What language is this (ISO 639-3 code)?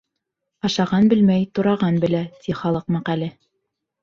bak